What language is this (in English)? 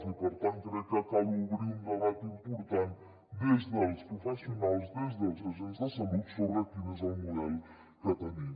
Catalan